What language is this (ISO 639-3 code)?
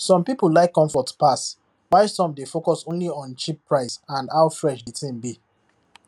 pcm